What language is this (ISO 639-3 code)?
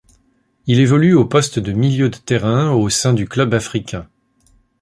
fra